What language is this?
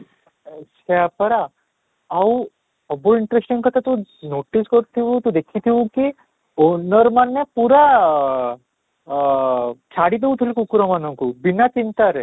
Odia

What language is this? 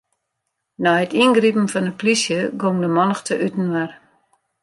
Western Frisian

